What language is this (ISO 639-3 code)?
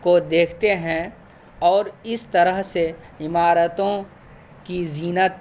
urd